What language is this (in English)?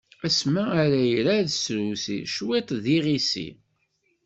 Kabyle